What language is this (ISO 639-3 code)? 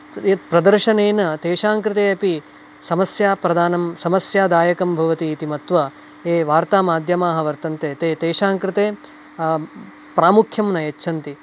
san